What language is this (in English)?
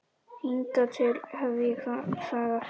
Icelandic